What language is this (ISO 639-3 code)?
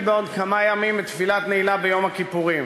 heb